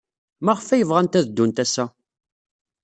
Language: Kabyle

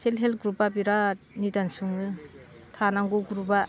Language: Bodo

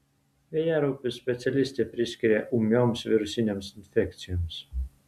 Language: Lithuanian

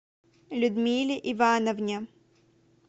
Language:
Russian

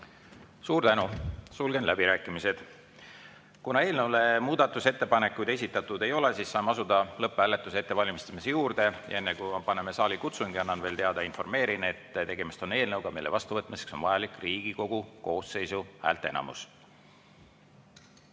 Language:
Estonian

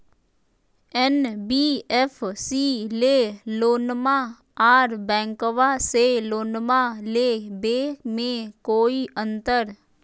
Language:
Magahi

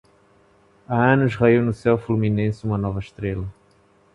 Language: Portuguese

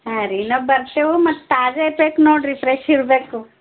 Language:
Kannada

